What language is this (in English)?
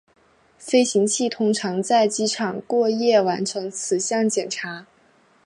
Chinese